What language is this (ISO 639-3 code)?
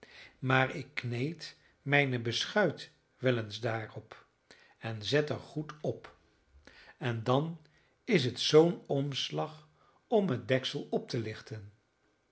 nld